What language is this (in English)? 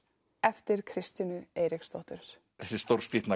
Icelandic